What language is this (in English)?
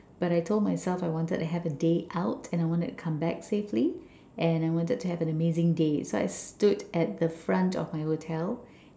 English